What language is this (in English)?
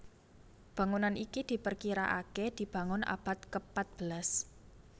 Javanese